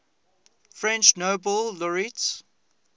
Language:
English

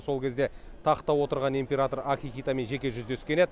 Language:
Kazakh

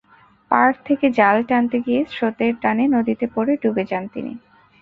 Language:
Bangla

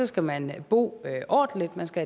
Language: Danish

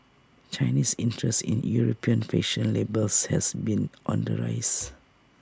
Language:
English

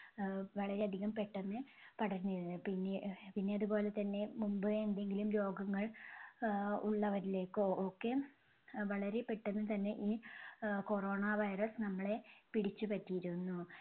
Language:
Malayalam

